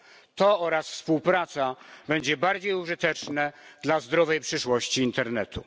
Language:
Polish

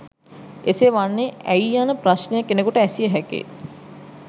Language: Sinhala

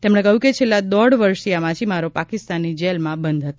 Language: Gujarati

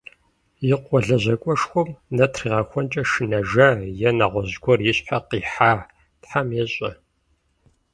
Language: Kabardian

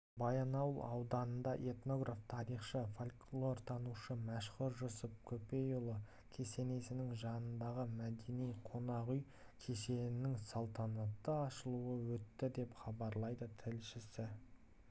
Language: Kazakh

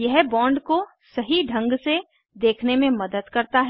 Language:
Hindi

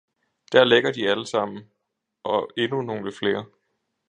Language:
Danish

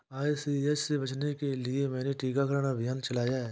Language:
Hindi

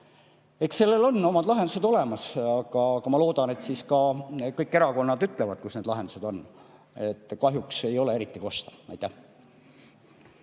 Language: Estonian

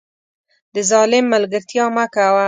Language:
Pashto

